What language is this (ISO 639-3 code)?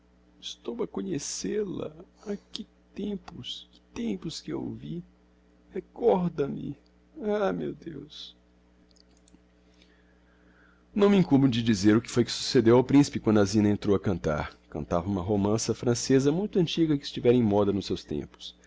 por